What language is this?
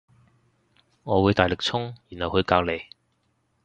Cantonese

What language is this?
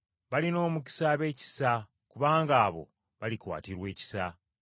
Ganda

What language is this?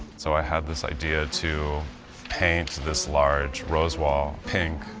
English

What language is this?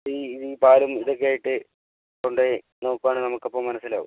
Malayalam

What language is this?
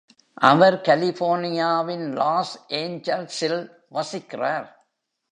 Tamil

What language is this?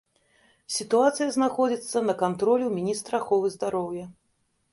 Belarusian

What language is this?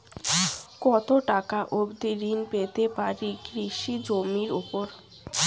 Bangla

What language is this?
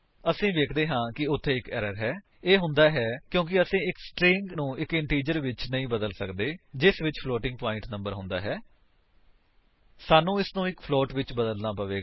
Punjabi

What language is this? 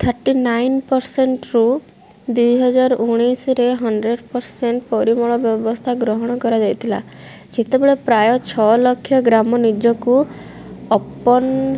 Odia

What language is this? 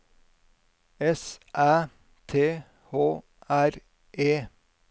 Norwegian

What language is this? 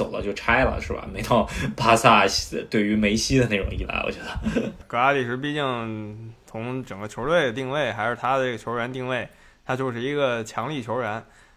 Chinese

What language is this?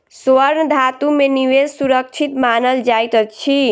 Maithili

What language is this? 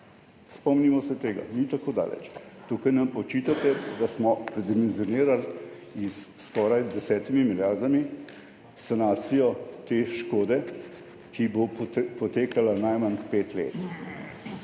Slovenian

